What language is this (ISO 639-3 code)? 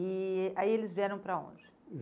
por